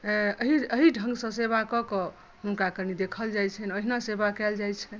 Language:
Maithili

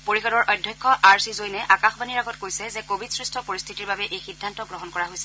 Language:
Assamese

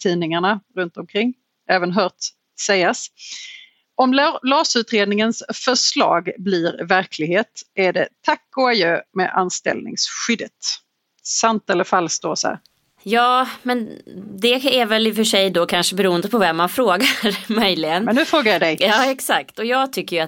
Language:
Swedish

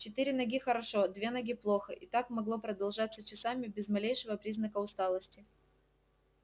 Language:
Russian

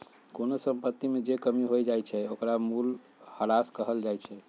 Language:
Magahi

